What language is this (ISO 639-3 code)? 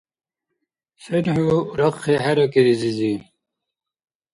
dar